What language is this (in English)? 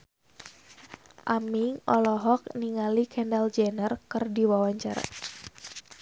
Sundanese